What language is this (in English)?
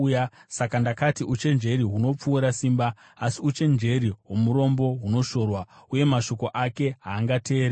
Shona